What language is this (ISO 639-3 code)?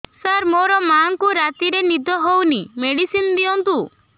ori